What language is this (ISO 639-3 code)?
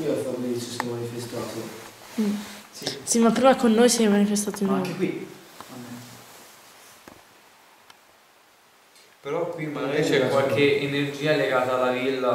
ita